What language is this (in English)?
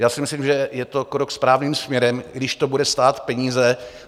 Czech